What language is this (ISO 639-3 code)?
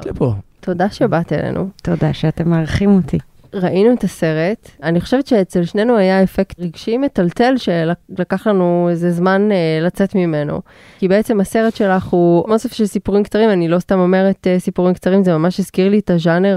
heb